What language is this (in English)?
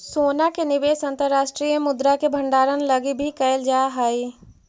Magahi